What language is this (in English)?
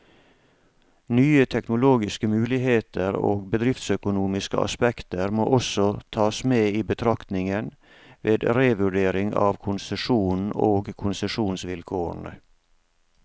Norwegian